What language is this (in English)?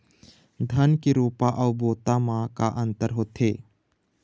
Chhattisgarhi